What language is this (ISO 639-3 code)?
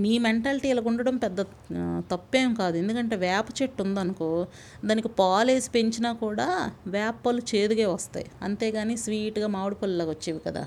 tel